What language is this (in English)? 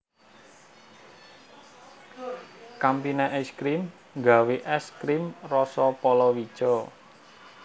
Javanese